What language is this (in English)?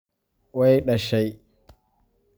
Somali